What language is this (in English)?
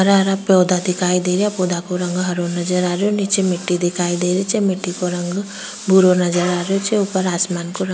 Rajasthani